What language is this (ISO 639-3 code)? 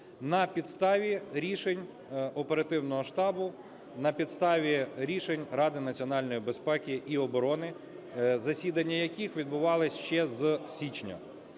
ukr